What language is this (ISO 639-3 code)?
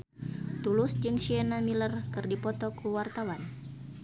sun